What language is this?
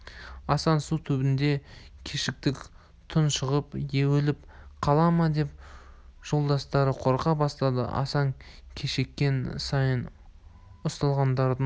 Kazakh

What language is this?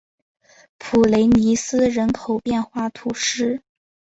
Chinese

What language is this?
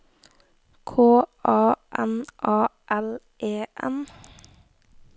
Norwegian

